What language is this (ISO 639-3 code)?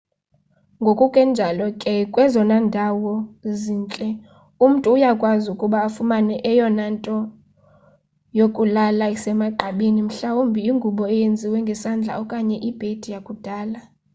xho